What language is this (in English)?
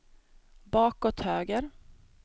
Swedish